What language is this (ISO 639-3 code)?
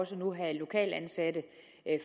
dan